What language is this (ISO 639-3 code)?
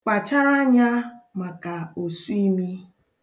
ibo